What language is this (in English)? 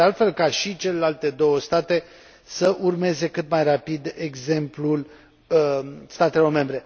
Romanian